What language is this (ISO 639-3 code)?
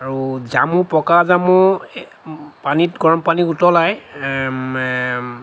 asm